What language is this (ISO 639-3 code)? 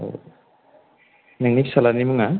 brx